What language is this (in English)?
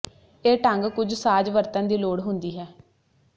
Punjabi